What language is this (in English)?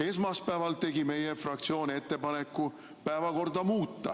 Estonian